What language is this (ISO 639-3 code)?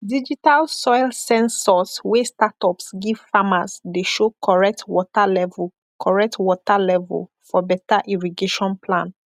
pcm